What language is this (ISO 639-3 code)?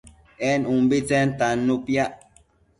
mcf